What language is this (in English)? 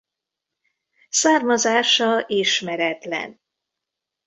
Hungarian